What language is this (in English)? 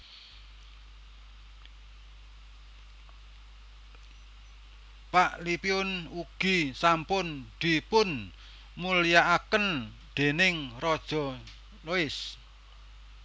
Javanese